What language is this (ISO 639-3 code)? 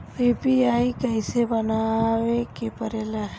bho